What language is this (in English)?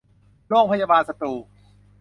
Thai